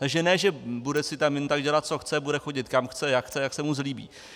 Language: Czech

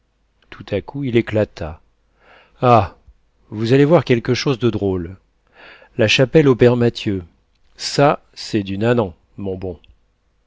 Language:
French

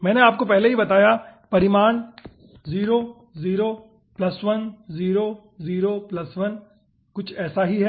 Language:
Hindi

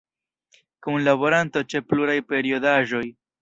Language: Esperanto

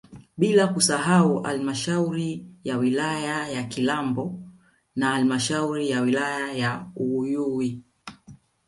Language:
Swahili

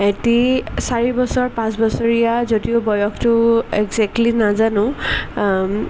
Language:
Assamese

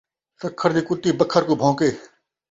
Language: Saraiki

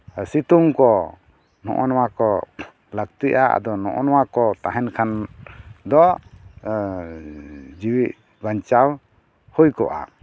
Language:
Santali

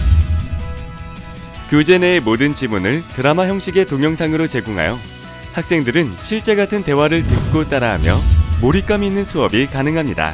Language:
Korean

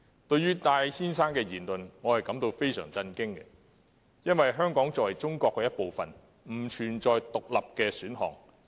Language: Cantonese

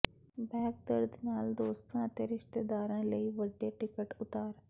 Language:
Punjabi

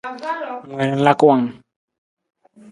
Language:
Nawdm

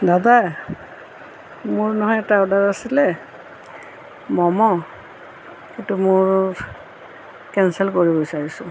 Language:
Assamese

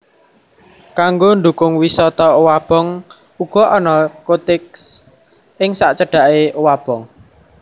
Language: Javanese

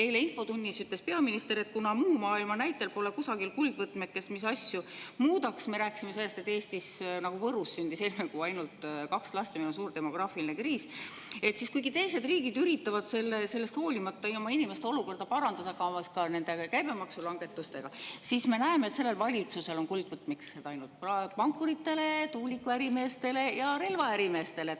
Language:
Estonian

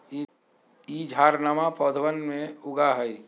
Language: Magahi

